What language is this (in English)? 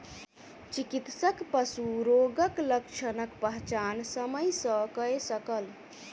Maithili